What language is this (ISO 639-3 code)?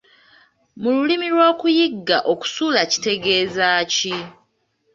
lug